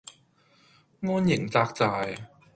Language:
Cantonese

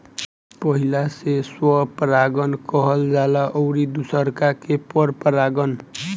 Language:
Bhojpuri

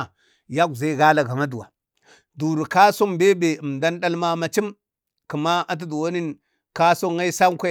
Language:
Bade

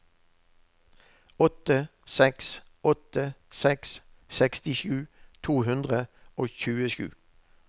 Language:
Norwegian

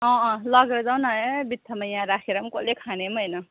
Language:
Nepali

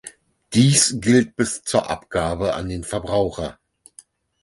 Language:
German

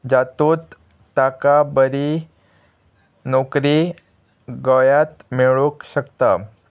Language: Konkani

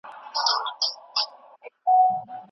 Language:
Pashto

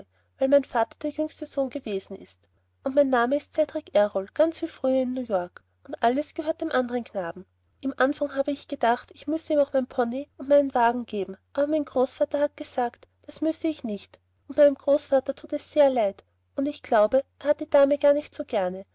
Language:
German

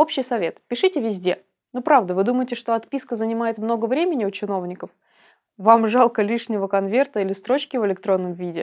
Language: Russian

